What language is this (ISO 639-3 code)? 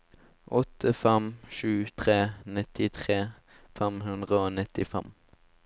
nor